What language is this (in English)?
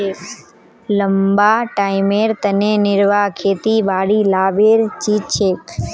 Magahi